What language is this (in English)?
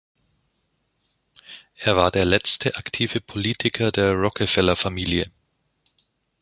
German